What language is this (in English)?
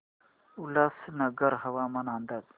Marathi